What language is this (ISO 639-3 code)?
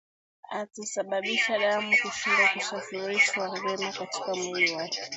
swa